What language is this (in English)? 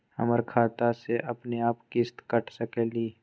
Magahi